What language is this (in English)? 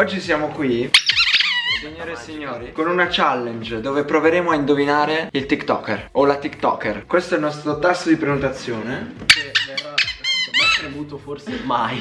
Italian